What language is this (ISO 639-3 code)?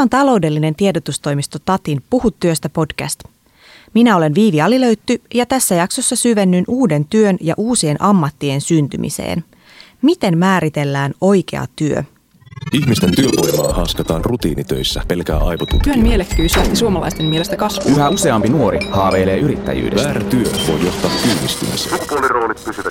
fin